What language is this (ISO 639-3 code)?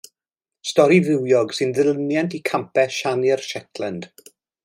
cym